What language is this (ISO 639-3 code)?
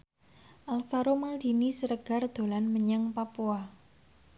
jav